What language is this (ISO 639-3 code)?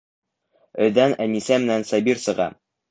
bak